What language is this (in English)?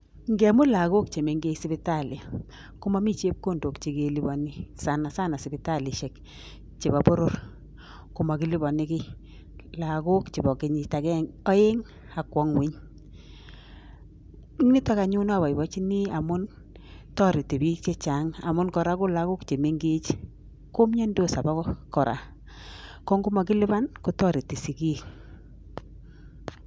Kalenjin